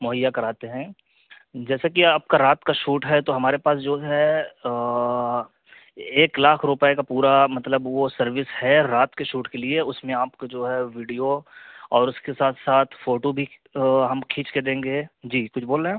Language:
Urdu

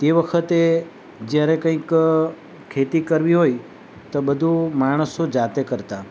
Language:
Gujarati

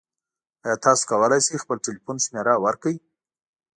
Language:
Pashto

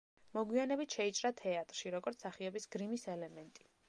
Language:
Georgian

